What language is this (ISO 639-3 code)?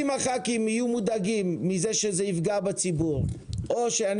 heb